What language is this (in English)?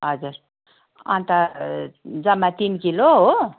Nepali